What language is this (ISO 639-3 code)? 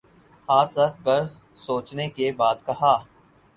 urd